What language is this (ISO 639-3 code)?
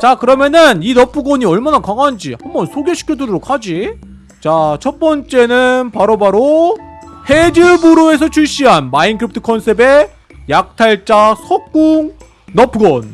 kor